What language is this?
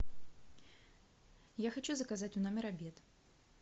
Russian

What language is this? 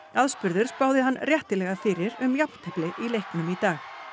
Icelandic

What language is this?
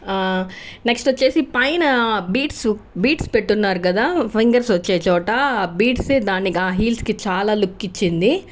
Telugu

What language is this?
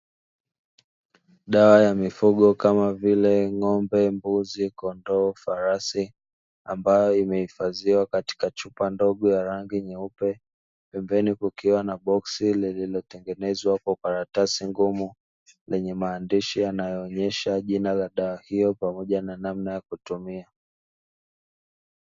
Swahili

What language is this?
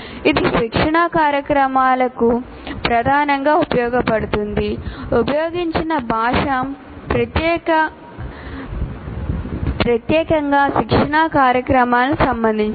Telugu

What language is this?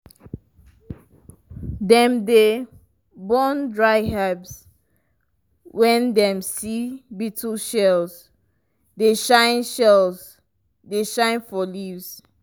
Nigerian Pidgin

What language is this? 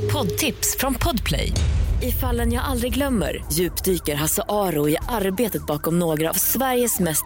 Swedish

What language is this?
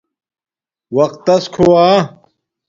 Domaaki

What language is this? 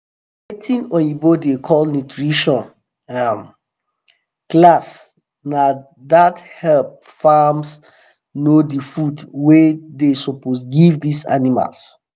Nigerian Pidgin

